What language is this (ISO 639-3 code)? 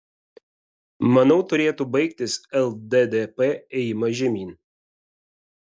lit